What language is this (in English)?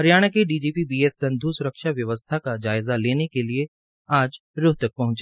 Hindi